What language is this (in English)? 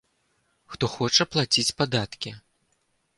Belarusian